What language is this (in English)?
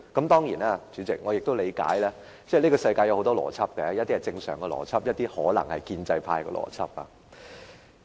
Cantonese